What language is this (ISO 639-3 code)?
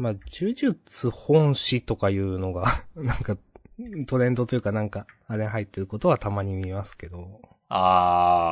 jpn